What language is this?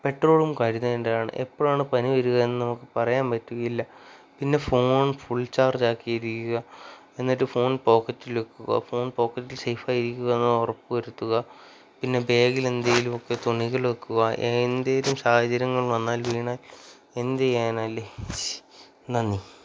Malayalam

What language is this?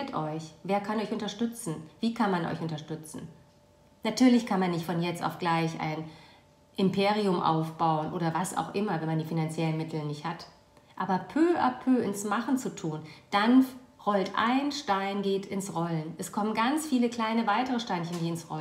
German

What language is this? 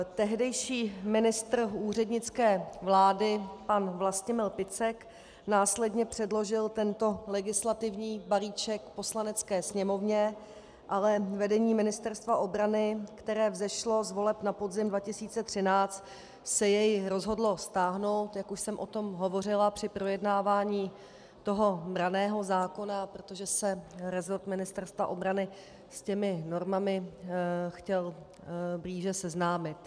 Czech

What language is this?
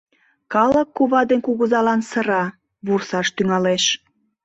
Mari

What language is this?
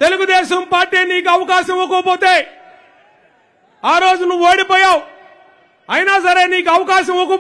Hindi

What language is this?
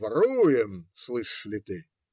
Russian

